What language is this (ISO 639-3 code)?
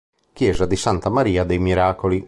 ita